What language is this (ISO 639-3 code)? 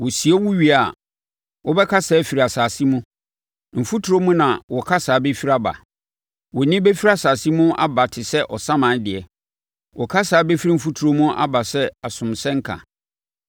aka